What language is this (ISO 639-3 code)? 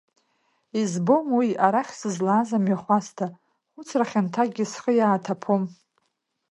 abk